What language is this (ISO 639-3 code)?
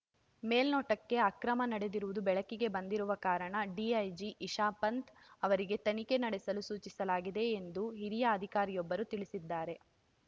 kan